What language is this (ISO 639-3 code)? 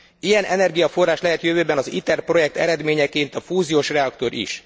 hun